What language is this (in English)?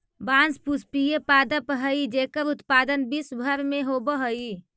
Magahi